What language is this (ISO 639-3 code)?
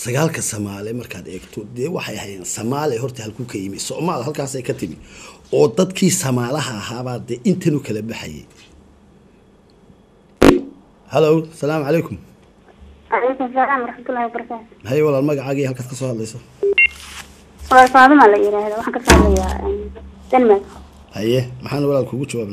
ara